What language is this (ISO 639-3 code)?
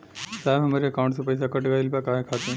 bho